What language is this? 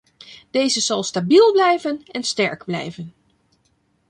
Dutch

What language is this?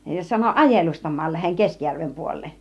Finnish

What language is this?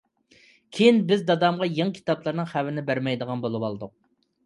Uyghur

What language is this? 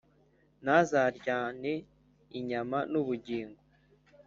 Kinyarwanda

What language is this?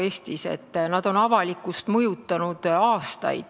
Estonian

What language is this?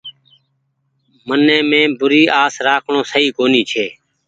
Goaria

